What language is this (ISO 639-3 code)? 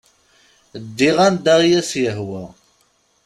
kab